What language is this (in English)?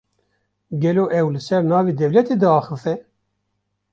Kurdish